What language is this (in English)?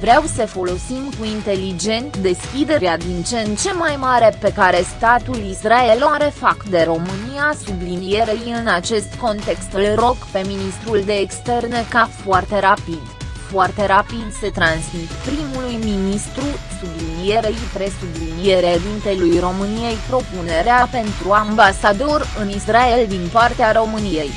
Romanian